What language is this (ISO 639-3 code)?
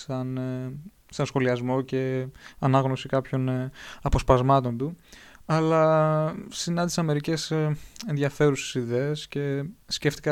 ell